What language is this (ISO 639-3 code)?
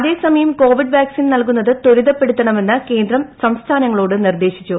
mal